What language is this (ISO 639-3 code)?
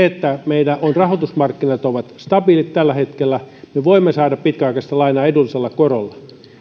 fin